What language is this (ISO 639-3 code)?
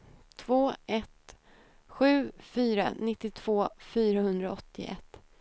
swe